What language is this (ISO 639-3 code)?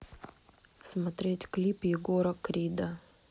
rus